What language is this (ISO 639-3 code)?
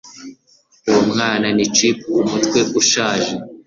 kin